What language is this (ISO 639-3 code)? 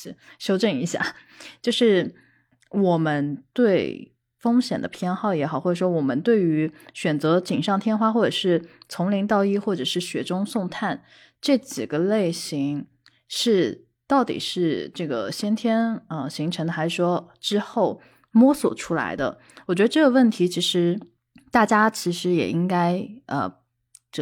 zho